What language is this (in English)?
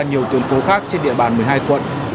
Vietnamese